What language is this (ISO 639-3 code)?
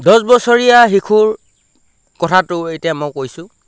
asm